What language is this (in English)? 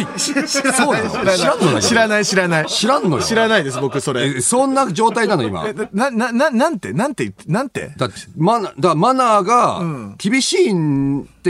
Japanese